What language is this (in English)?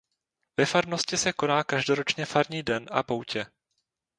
Czech